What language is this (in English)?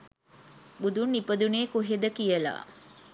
Sinhala